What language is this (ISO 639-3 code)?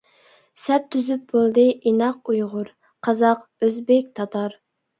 uig